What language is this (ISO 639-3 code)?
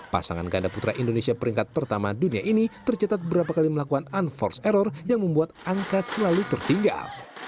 ind